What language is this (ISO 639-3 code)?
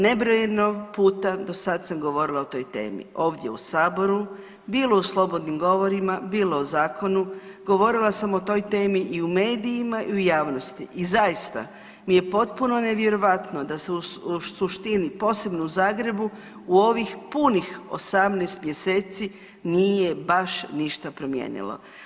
hrv